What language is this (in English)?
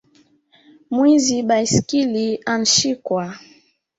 Swahili